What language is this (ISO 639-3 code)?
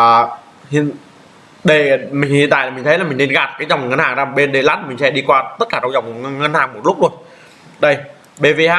vie